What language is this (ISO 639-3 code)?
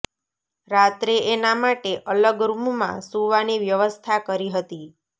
guj